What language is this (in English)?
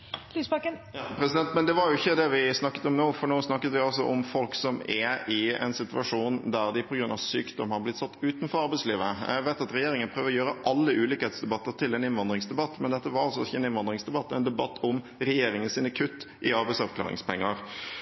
Norwegian